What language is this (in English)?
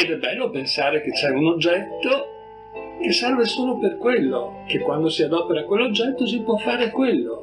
Italian